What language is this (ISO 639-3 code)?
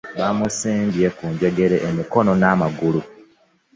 lug